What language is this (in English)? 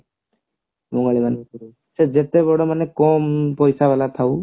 Odia